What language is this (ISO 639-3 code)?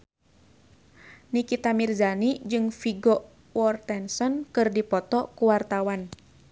sun